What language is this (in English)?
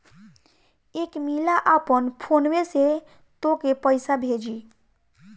Bhojpuri